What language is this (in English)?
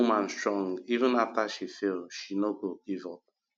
Nigerian Pidgin